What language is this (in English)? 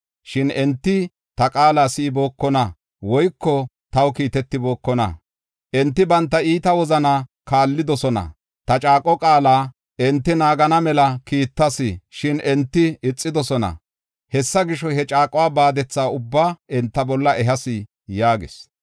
Gofa